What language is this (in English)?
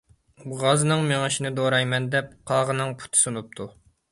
Uyghur